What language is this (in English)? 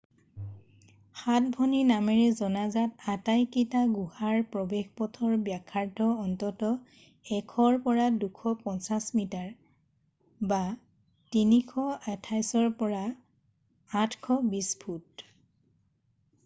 Assamese